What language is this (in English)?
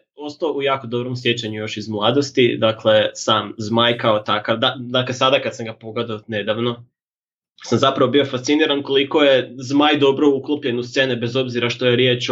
Croatian